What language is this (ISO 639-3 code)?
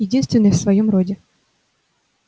rus